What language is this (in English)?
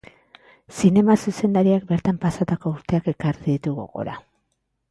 Basque